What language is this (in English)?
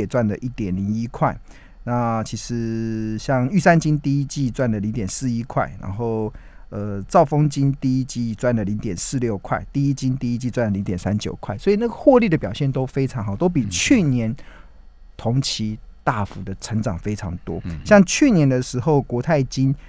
Chinese